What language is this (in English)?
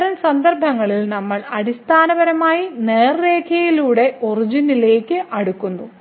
Malayalam